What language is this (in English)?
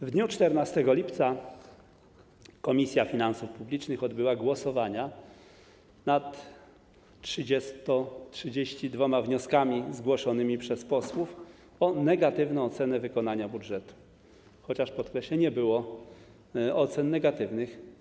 Polish